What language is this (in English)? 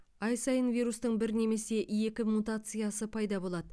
Kazakh